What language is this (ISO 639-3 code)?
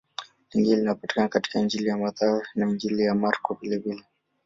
swa